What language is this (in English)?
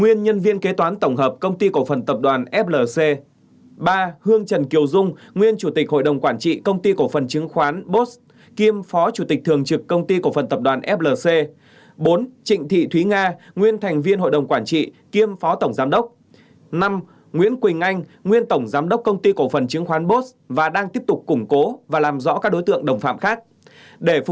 Vietnamese